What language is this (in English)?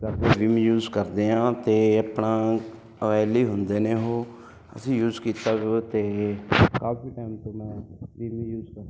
Punjabi